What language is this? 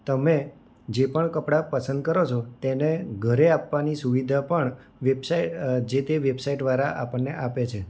Gujarati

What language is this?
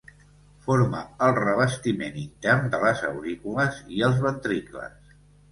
Catalan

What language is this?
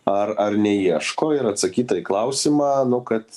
Lithuanian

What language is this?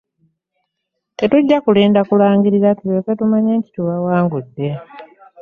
Ganda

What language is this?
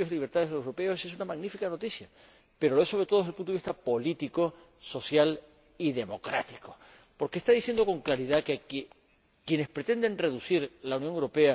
Spanish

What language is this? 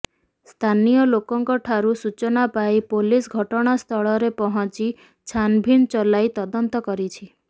Odia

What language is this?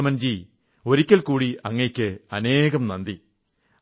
Malayalam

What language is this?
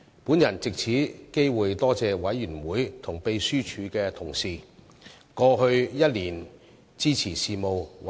Cantonese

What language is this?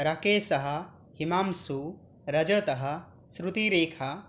Sanskrit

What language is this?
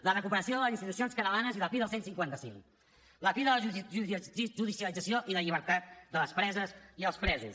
Catalan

